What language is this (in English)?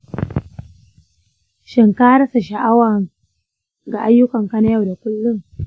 Hausa